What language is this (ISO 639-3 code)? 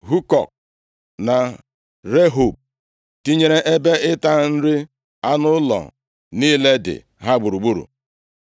ibo